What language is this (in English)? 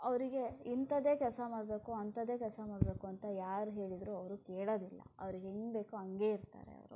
Kannada